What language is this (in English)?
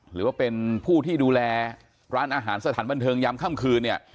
Thai